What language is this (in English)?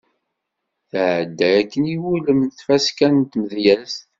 Kabyle